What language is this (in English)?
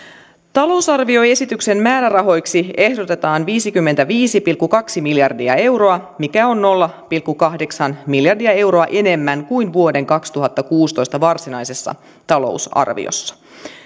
Finnish